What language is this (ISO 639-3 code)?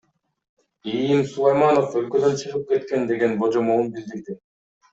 kir